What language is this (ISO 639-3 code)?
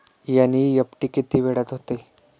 mar